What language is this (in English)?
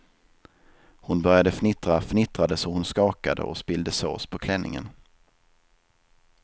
Swedish